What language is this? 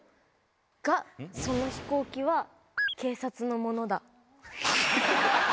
Japanese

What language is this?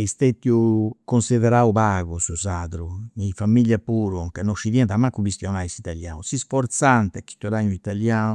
Campidanese Sardinian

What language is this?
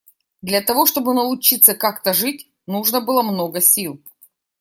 Russian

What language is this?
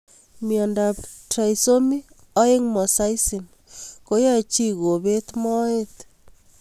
Kalenjin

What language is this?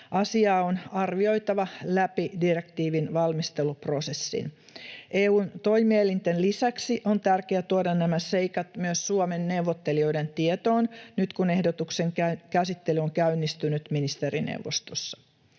Finnish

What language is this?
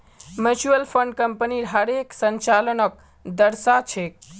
Magahi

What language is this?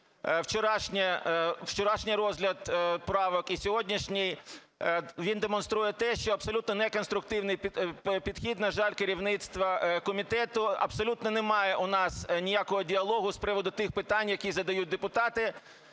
Ukrainian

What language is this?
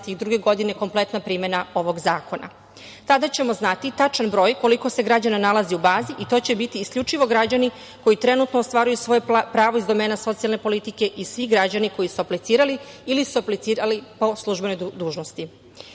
Serbian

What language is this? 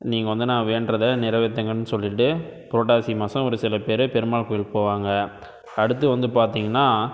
Tamil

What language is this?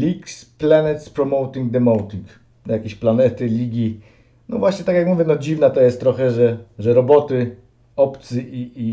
Polish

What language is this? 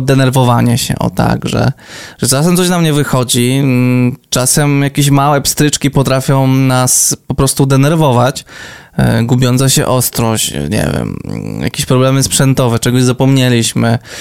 Polish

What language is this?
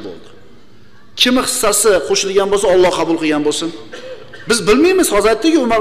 Turkish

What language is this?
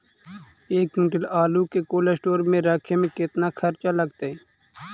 Magahi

